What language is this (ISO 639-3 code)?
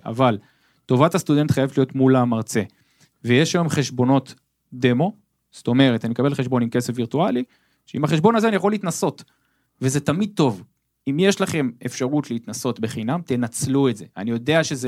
heb